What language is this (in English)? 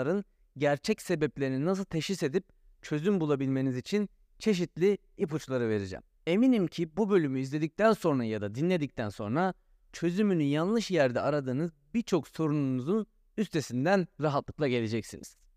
Turkish